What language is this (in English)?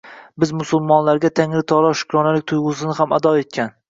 Uzbek